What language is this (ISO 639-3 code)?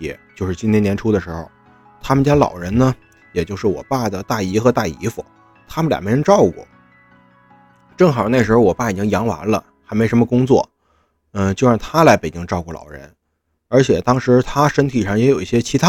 zho